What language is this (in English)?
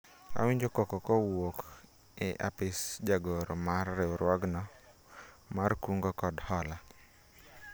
Luo (Kenya and Tanzania)